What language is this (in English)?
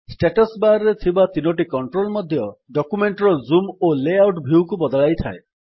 Odia